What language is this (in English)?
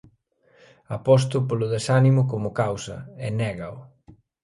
Galician